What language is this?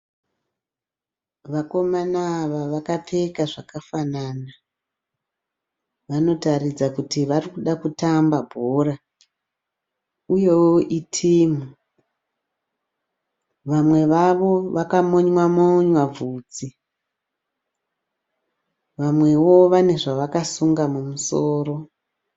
Shona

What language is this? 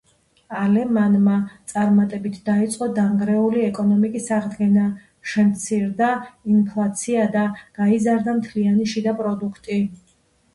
Georgian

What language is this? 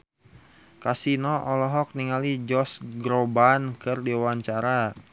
Sundanese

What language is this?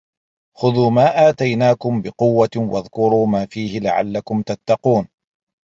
Arabic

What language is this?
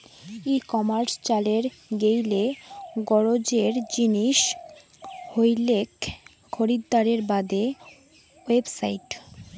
Bangla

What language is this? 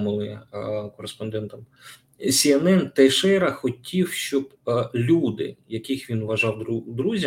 Ukrainian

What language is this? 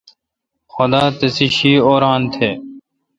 Kalkoti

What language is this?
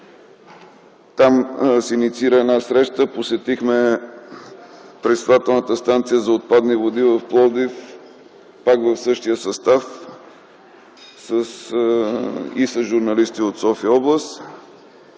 Bulgarian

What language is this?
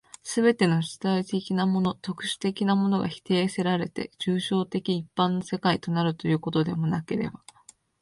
Japanese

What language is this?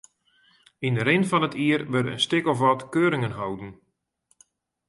Western Frisian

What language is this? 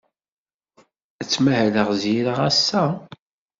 Kabyle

